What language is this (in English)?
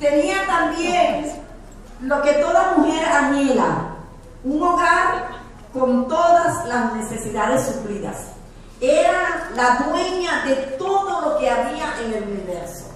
Spanish